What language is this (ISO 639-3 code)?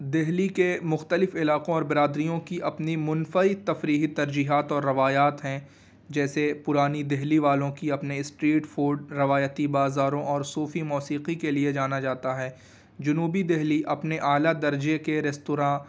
urd